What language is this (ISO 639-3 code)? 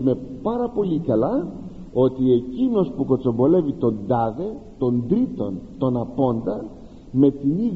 ell